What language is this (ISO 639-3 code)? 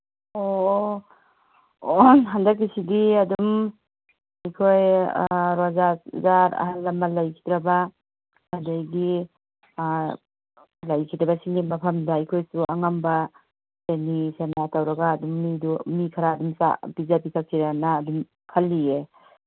mni